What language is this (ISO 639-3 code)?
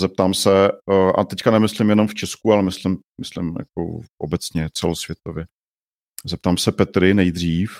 ces